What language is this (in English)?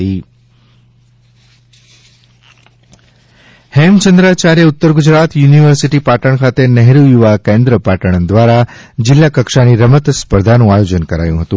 Gujarati